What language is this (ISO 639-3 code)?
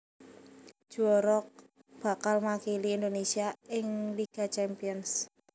jav